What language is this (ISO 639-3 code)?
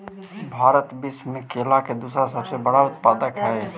mag